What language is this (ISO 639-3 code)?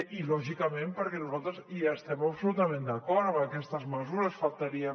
cat